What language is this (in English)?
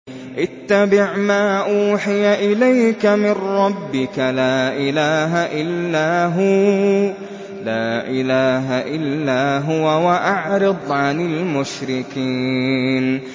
Arabic